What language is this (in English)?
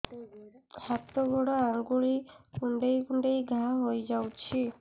Odia